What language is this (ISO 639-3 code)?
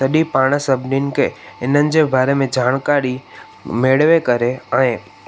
snd